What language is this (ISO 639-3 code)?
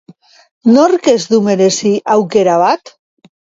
eus